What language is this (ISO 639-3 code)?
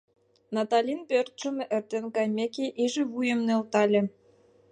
chm